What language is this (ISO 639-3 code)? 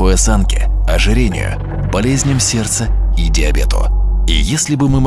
rus